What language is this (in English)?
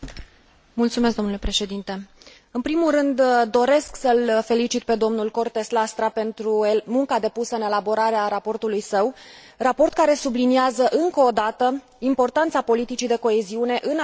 Romanian